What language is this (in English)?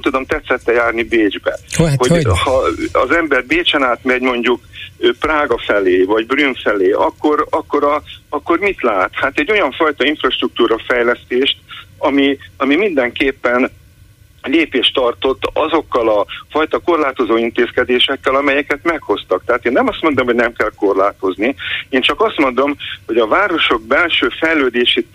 Hungarian